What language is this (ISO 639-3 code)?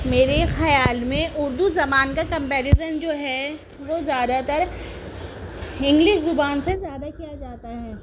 urd